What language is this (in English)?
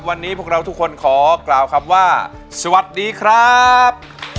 Thai